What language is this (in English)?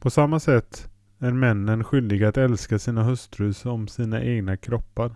Swedish